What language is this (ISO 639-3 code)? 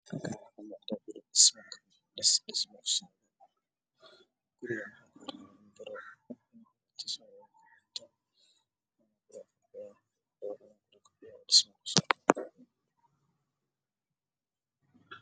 som